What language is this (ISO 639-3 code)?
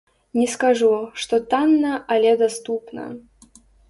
bel